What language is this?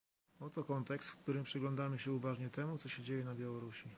Polish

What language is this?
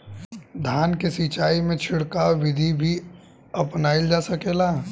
Bhojpuri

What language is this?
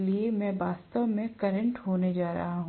Hindi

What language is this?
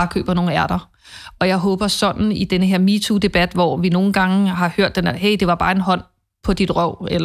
Danish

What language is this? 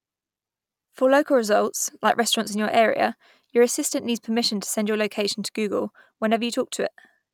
English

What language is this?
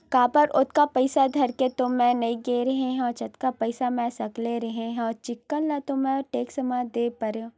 Chhattisgarhi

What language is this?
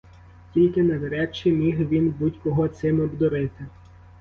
Ukrainian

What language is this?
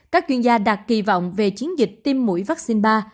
Vietnamese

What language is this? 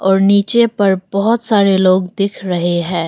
Hindi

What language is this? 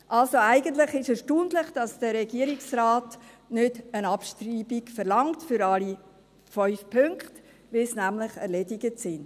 Swiss German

